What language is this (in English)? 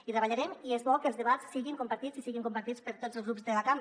Catalan